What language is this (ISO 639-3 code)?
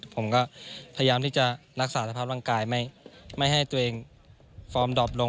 tha